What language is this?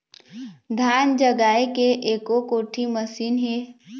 Chhattisgarhi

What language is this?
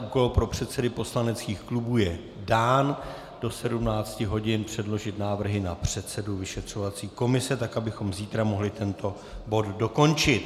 Czech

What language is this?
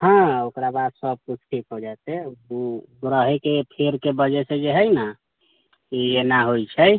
Maithili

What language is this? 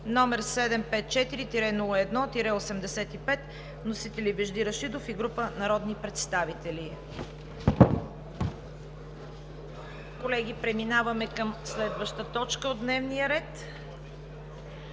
Bulgarian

